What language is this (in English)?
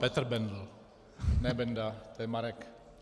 Czech